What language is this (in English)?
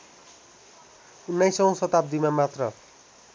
Nepali